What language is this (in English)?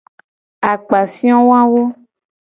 Gen